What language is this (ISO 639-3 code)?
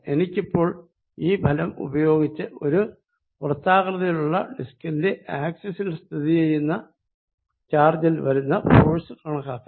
mal